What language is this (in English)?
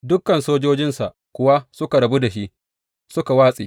Hausa